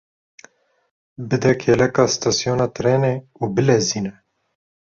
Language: Kurdish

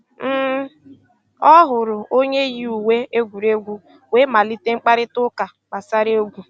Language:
Igbo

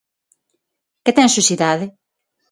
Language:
Galician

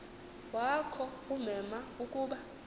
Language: Xhosa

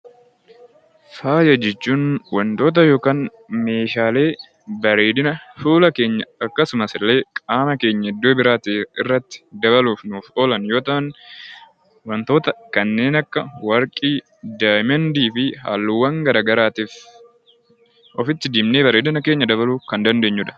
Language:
Oromo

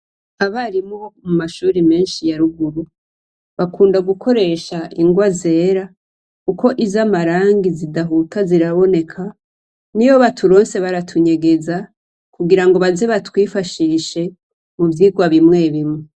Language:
Rundi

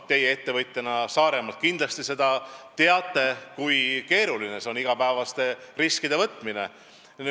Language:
Estonian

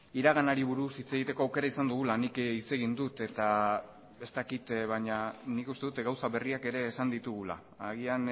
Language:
Basque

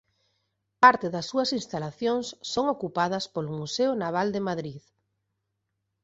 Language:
Galician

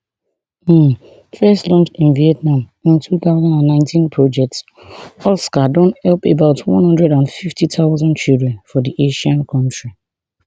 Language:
Nigerian Pidgin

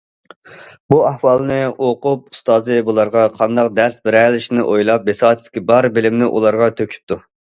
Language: Uyghur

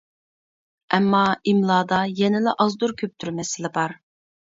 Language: Uyghur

